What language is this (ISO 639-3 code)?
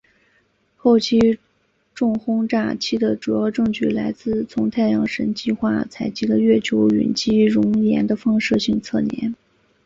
zho